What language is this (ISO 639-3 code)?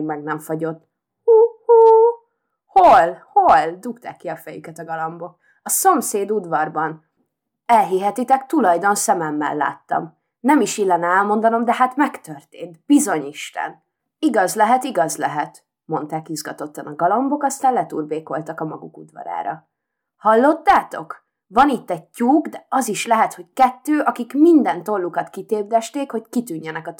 hun